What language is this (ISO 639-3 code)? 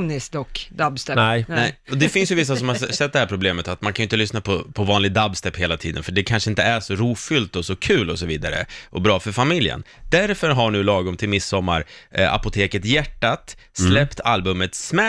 swe